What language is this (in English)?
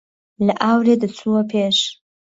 Central Kurdish